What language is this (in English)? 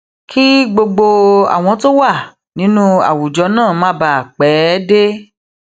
Yoruba